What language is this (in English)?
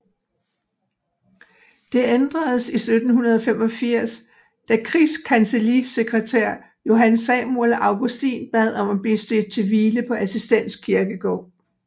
Danish